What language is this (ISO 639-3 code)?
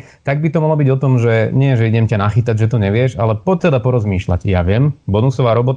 slk